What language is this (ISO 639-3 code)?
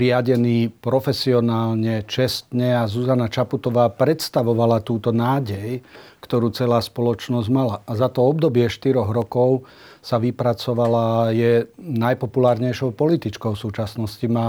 slk